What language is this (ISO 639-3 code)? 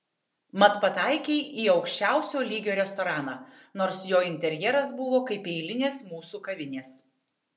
lit